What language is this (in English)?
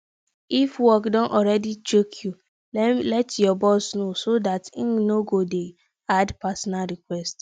Nigerian Pidgin